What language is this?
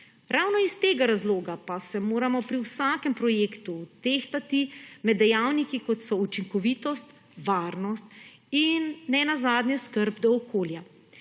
Slovenian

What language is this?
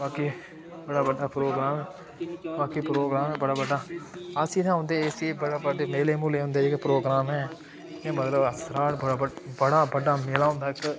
Dogri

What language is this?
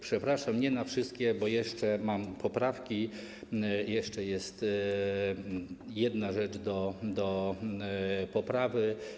Polish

